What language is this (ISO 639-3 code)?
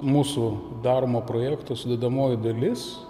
lit